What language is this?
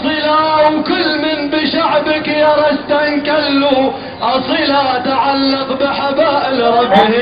Arabic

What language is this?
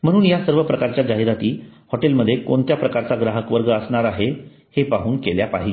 Marathi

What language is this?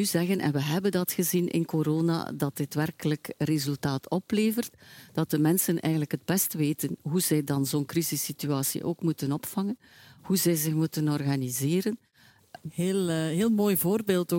Dutch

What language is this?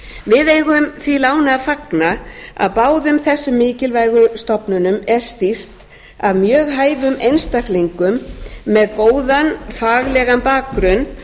Icelandic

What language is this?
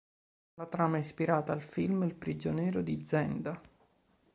Italian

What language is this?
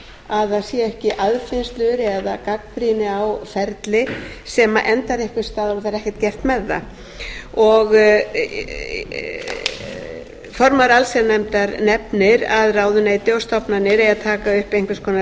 Icelandic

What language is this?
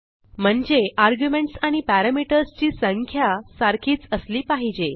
Marathi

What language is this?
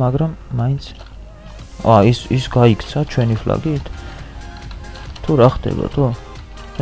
Romanian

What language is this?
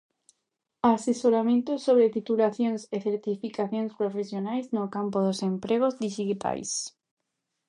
Galician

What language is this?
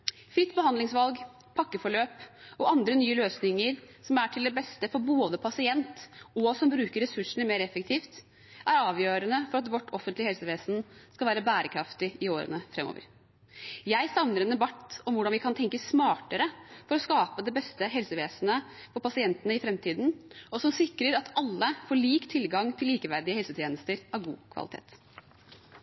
Norwegian Bokmål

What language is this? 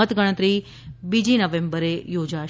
Gujarati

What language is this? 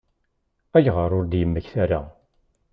Kabyle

